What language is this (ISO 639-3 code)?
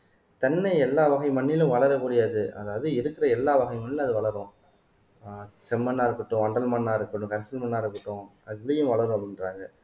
tam